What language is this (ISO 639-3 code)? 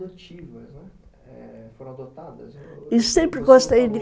por